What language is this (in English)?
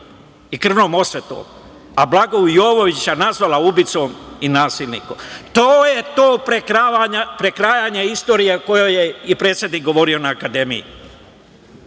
Serbian